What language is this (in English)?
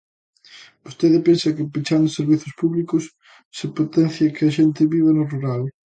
Galician